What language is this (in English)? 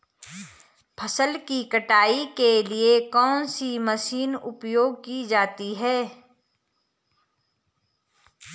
Hindi